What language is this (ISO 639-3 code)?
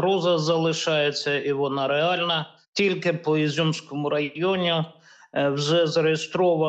ukr